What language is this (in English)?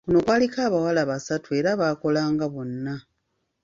Ganda